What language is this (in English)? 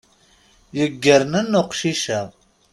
Kabyle